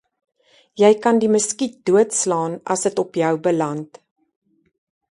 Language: Afrikaans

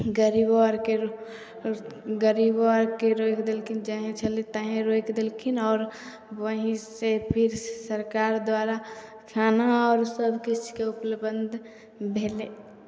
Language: Maithili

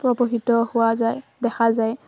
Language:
Assamese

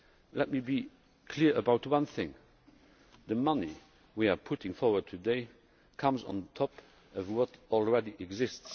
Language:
English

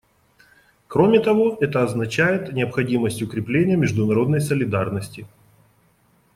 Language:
Russian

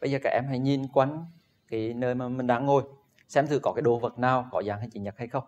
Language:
Vietnamese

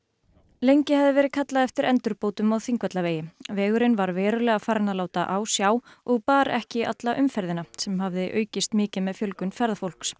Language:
Icelandic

